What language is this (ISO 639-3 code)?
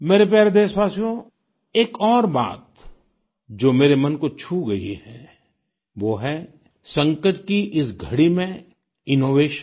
hin